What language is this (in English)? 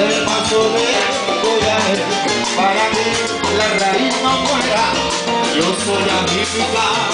Thai